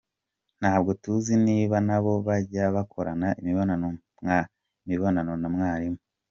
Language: Kinyarwanda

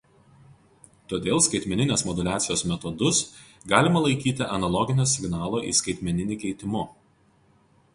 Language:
Lithuanian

